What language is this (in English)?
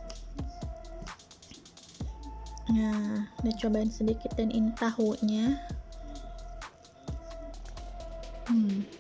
Indonesian